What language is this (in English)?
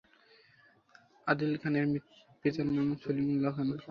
Bangla